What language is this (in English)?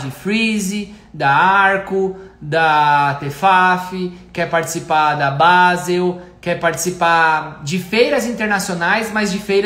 Portuguese